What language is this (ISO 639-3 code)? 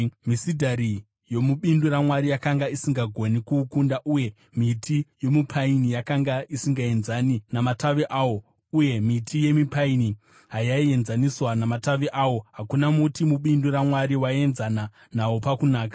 sna